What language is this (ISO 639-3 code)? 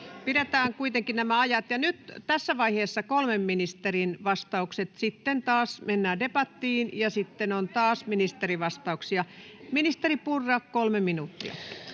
fin